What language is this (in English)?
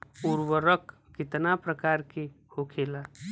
Bhojpuri